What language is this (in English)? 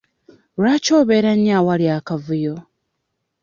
Ganda